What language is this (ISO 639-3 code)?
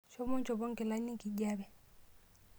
mas